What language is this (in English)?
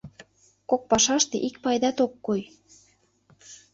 Mari